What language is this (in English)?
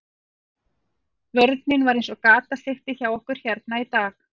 Icelandic